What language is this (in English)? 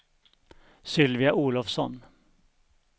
Swedish